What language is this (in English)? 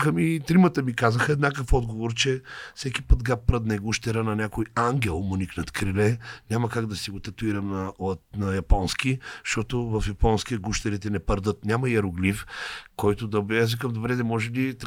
Bulgarian